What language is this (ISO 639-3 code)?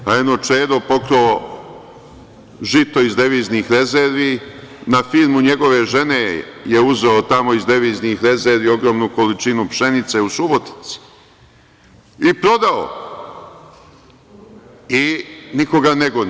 srp